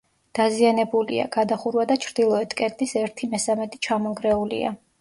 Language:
Georgian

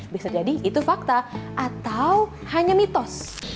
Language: Indonesian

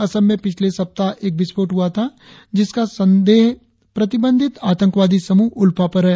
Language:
Hindi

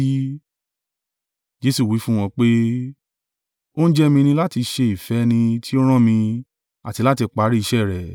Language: Yoruba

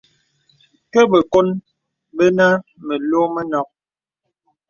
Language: Bebele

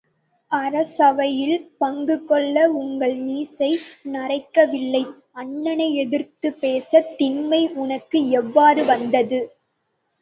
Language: Tamil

